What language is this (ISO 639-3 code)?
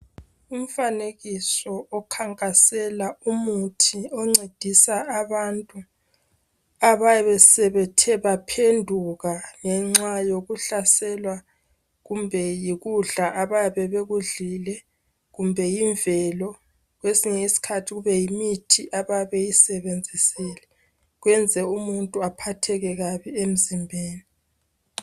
nde